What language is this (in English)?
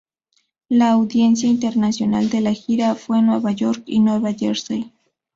Spanish